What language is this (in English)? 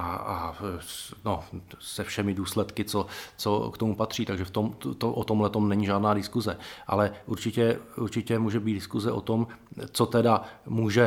Czech